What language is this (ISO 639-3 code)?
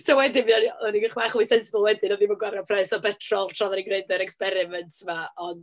cym